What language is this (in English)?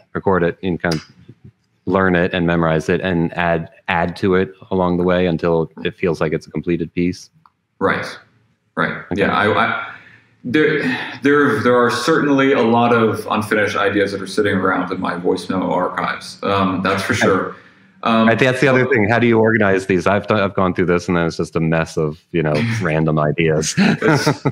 English